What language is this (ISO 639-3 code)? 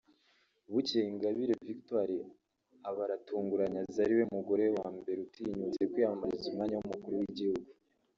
kin